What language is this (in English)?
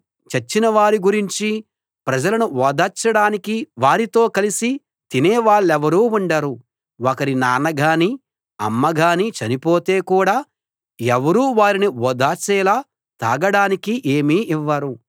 Telugu